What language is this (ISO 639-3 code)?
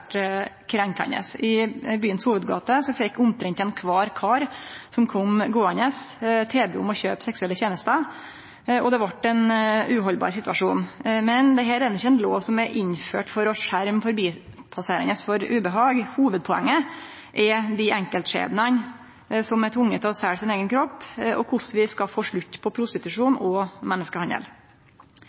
nno